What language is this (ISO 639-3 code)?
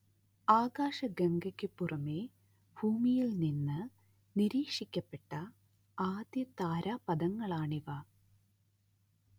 mal